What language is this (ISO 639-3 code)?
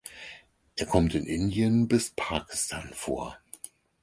deu